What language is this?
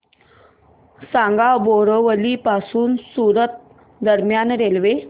Marathi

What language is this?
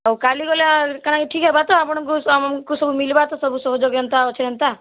Odia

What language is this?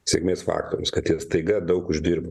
Lithuanian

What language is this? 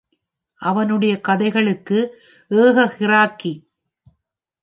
Tamil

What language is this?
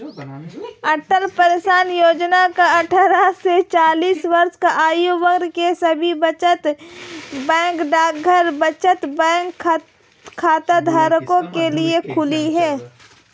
Hindi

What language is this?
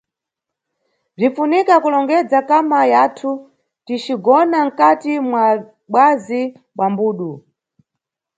Nyungwe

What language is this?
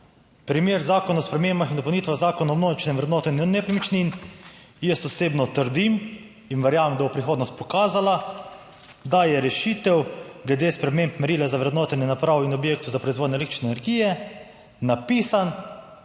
Slovenian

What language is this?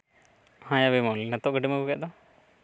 Santali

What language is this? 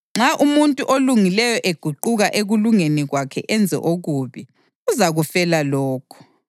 North Ndebele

